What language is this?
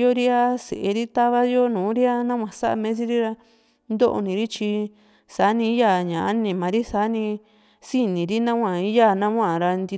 Juxtlahuaca Mixtec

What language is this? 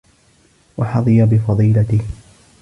Arabic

